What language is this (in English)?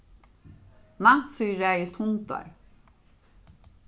Faroese